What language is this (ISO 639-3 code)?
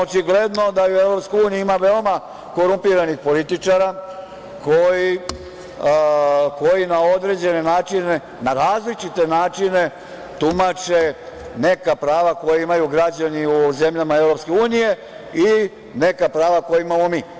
srp